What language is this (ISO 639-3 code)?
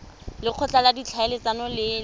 tsn